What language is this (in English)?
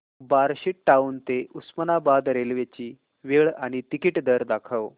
Marathi